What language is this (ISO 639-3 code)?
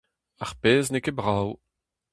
bre